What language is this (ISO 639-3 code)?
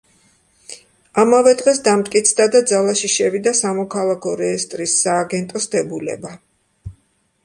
kat